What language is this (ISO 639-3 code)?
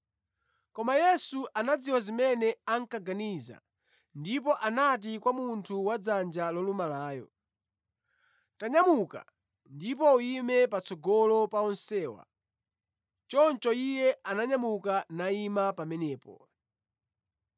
nya